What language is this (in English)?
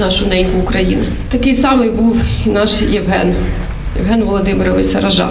Ukrainian